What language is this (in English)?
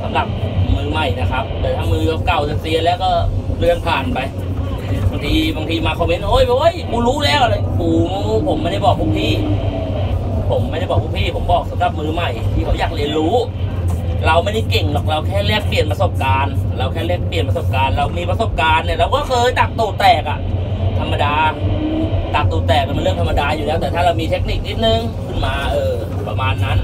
Thai